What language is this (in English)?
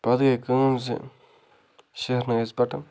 Kashmiri